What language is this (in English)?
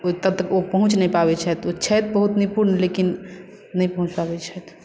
Maithili